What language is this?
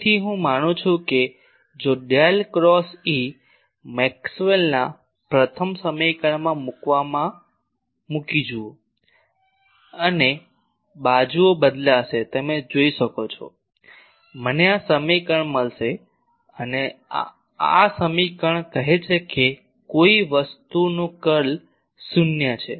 Gujarati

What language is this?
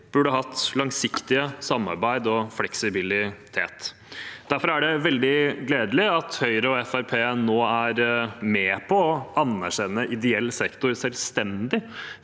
Norwegian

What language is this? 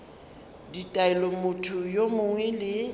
Northern Sotho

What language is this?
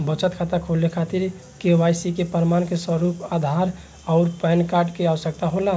Bhojpuri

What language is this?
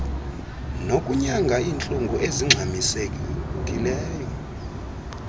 Xhosa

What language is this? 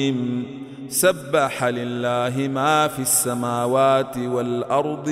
Arabic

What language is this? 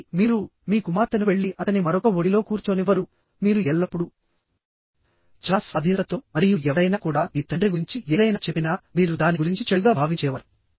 Telugu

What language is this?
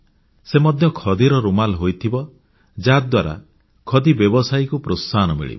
Odia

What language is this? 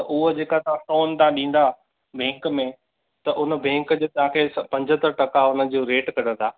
Sindhi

